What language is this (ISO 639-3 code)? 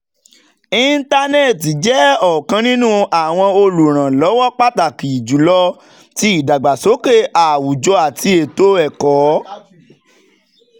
yor